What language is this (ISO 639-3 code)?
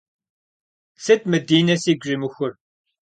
kbd